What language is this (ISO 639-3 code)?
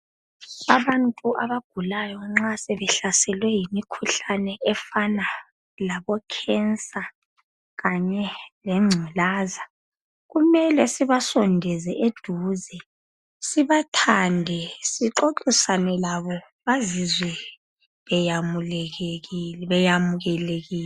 nde